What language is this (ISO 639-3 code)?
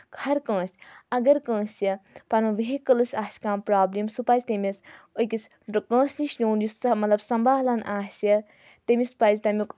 kas